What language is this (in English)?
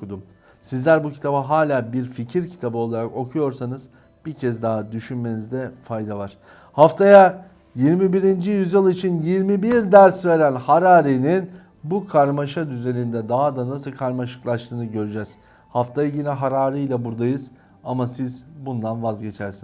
Turkish